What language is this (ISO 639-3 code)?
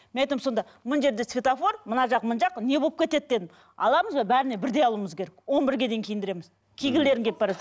kaz